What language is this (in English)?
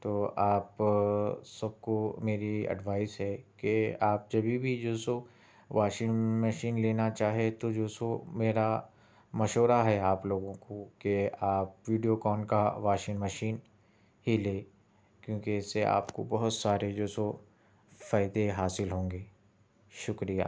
Urdu